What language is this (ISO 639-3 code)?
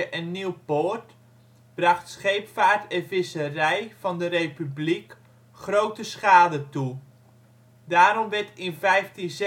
nld